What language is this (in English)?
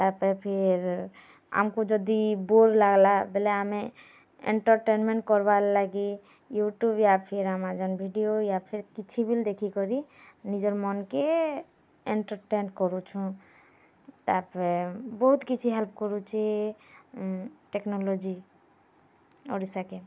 Odia